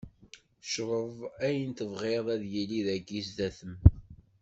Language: Kabyle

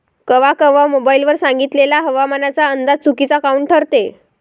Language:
Marathi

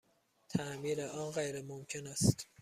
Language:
Persian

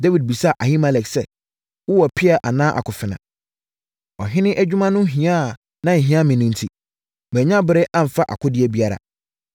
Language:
Akan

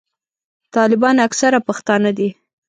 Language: Pashto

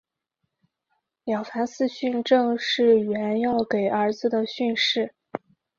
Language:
Chinese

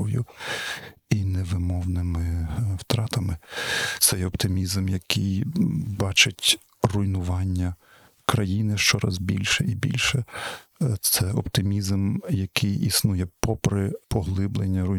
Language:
Ukrainian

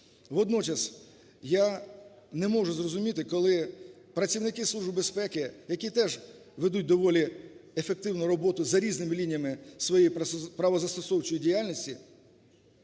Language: Ukrainian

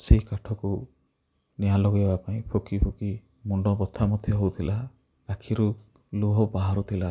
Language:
Odia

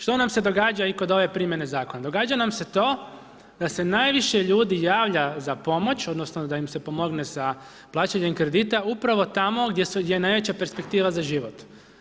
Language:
Croatian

